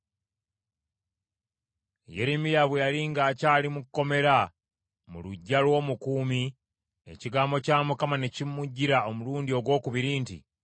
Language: Ganda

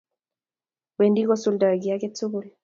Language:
Kalenjin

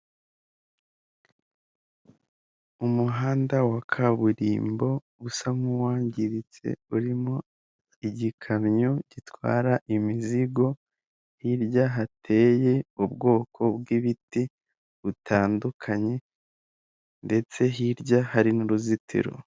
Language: Kinyarwanda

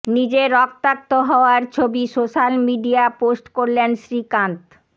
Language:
Bangla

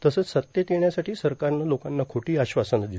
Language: Marathi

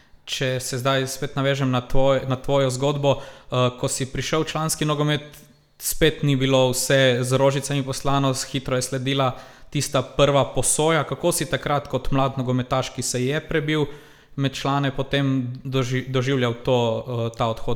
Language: Croatian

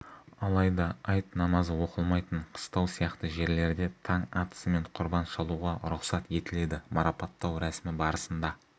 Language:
Kazakh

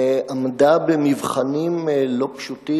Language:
Hebrew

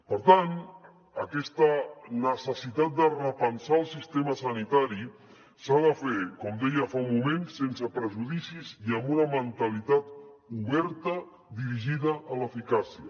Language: Catalan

